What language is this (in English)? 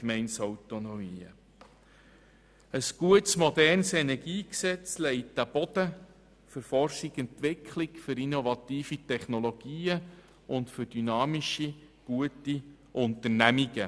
Swiss German